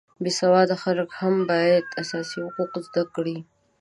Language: Pashto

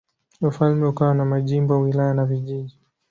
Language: Swahili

